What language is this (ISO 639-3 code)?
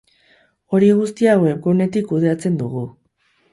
eus